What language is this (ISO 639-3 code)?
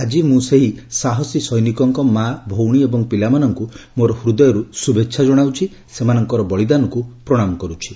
ori